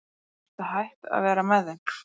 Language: Icelandic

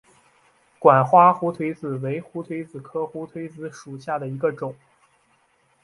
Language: Chinese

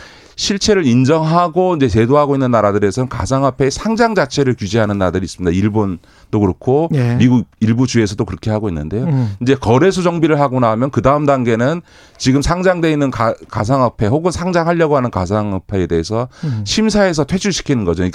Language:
Korean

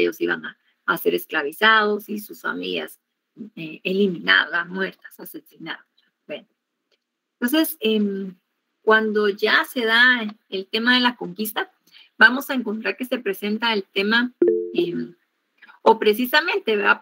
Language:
Spanish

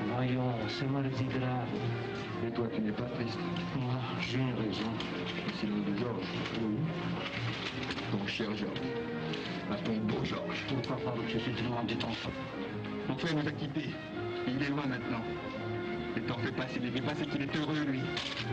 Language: French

